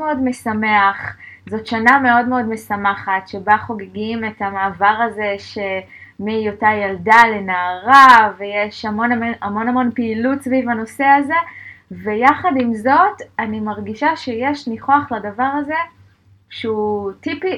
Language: Hebrew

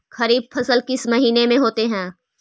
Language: Magahi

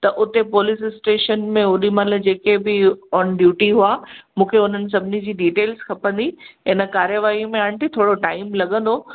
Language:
Sindhi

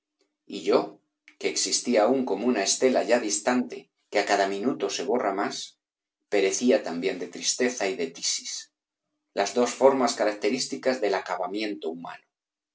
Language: Spanish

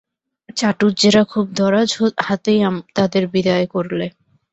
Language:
Bangla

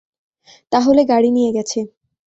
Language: Bangla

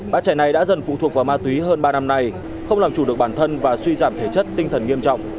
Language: Vietnamese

